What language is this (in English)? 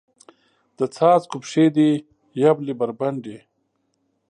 Pashto